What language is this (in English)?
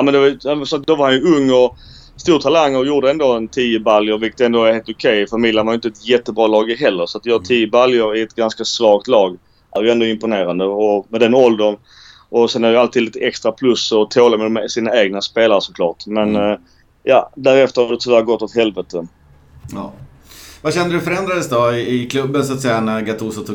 Swedish